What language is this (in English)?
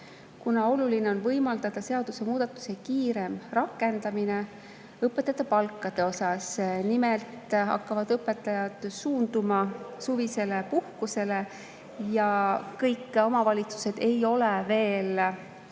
Estonian